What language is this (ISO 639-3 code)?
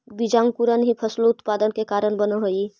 mag